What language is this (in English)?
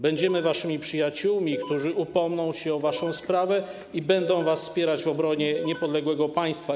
Polish